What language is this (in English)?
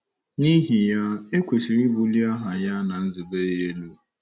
Igbo